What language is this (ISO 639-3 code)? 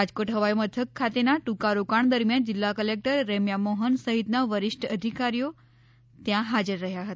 guj